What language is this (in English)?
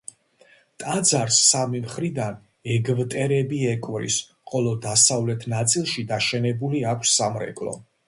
Georgian